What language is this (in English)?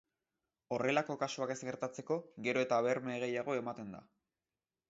Basque